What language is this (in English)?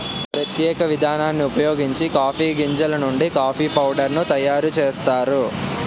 Telugu